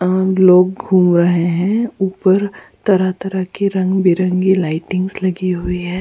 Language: Hindi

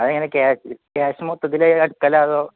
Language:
Malayalam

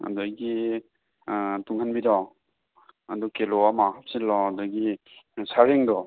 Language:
Manipuri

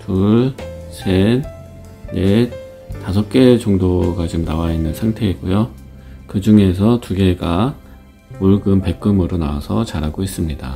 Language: Korean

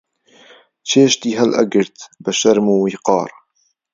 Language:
Central Kurdish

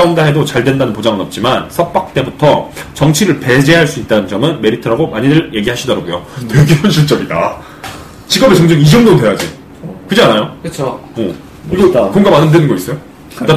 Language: Korean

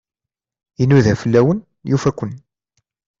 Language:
Kabyle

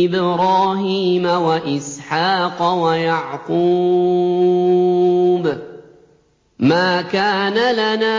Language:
Arabic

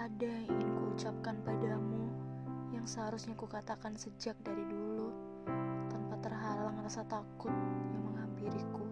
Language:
Indonesian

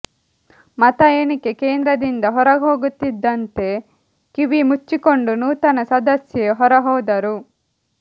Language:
Kannada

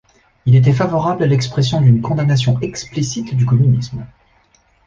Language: French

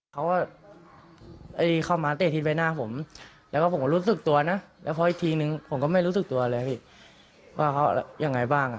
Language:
Thai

